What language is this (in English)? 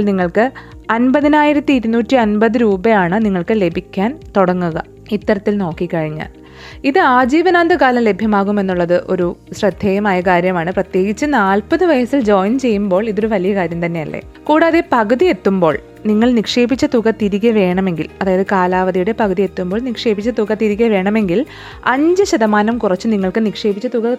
Malayalam